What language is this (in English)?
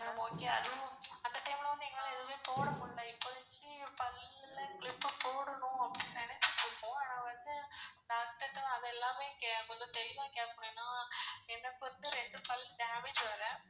Tamil